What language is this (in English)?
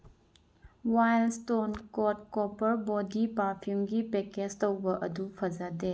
Manipuri